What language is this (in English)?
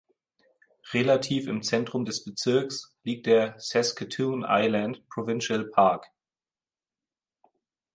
German